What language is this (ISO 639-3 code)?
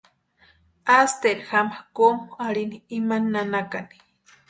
pua